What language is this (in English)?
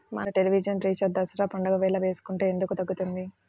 Telugu